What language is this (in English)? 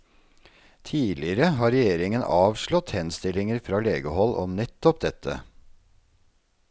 Norwegian